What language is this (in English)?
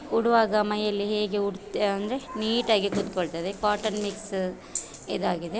Kannada